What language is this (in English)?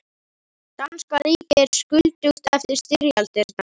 Icelandic